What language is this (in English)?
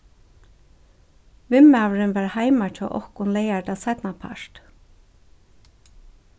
Faroese